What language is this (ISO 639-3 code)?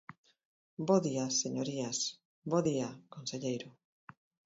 glg